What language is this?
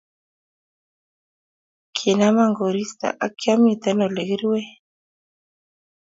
Kalenjin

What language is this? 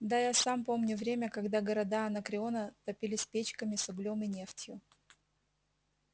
Russian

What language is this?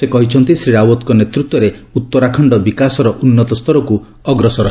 Odia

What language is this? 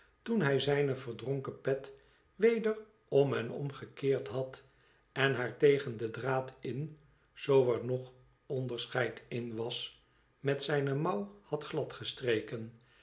Dutch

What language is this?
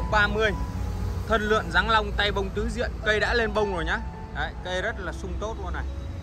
Vietnamese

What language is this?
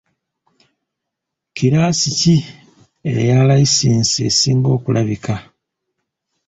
Ganda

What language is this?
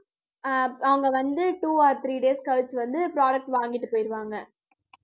Tamil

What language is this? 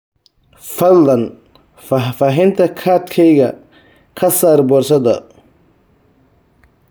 Somali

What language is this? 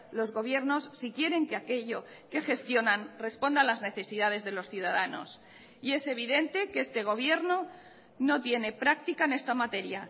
Spanish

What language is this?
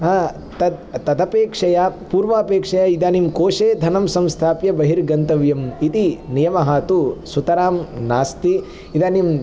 Sanskrit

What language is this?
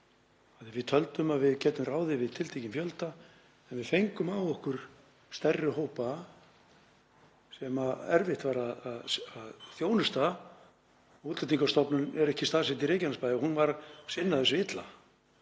Icelandic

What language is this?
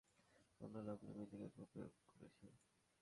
Bangla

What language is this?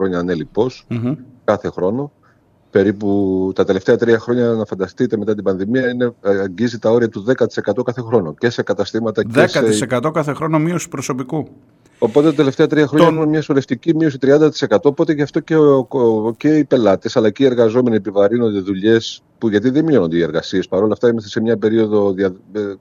Greek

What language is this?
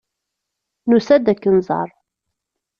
Kabyle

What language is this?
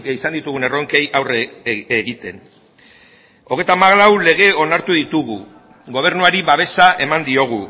Basque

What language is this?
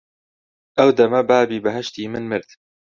Central Kurdish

